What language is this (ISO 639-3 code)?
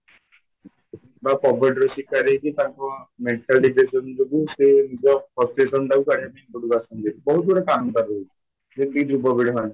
ori